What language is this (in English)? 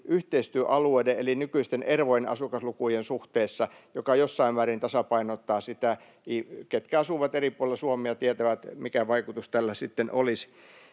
Finnish